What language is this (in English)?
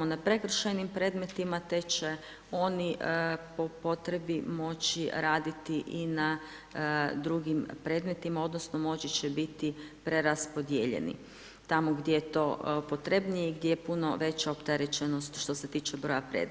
Croatian